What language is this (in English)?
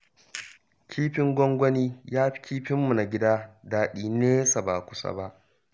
Hausa